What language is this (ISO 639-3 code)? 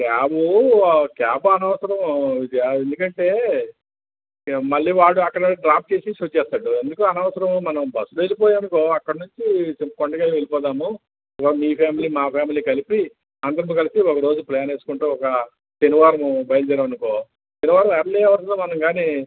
tel